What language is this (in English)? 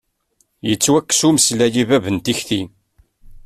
Kabyle